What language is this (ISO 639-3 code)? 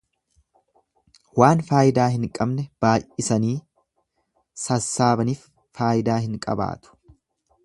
orm